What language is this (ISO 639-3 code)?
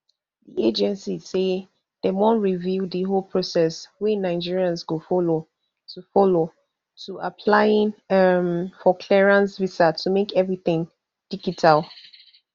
pcm